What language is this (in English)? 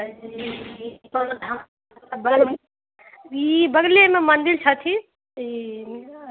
Maithili